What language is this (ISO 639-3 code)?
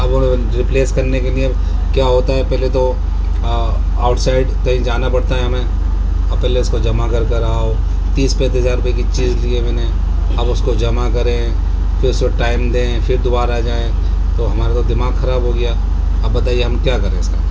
urd